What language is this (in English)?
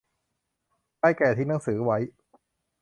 Thai